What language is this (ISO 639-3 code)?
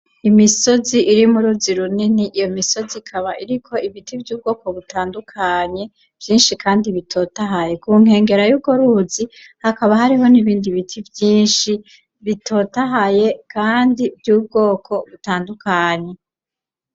run